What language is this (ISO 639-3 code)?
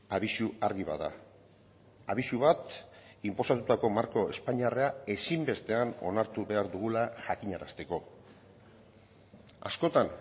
eus